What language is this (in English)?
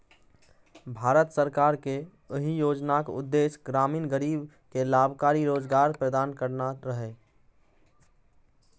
Maithili